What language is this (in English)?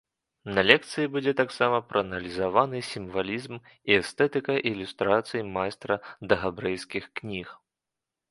Belarusian